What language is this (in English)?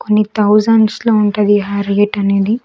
Telugu